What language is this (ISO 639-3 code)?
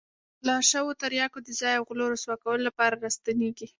pus